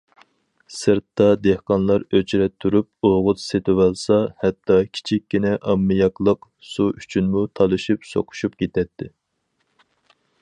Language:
Uyghur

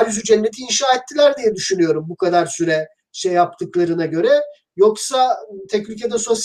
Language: Turkish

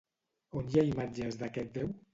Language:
Catalan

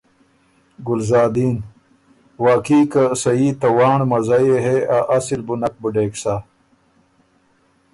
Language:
Ormuri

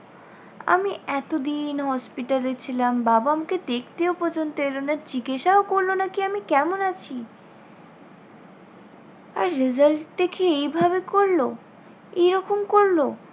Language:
Bangla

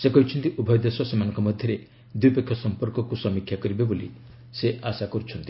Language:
Odia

